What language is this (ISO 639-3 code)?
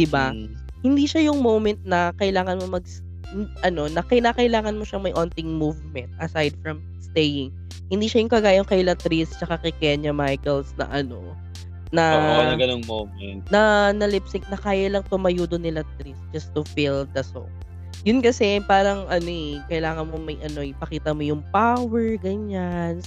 fil